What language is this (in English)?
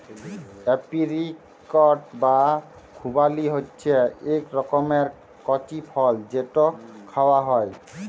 Bangla